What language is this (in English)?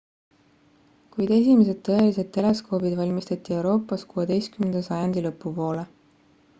Estonian